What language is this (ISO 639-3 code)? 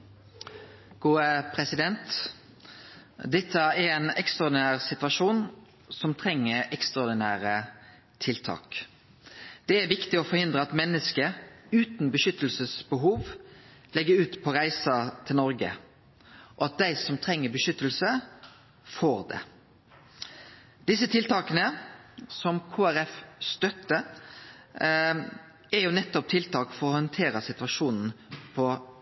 nno